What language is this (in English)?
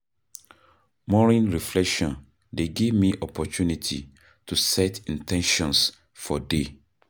Nigerian Pidgin